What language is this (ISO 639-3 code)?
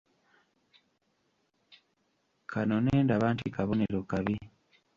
lug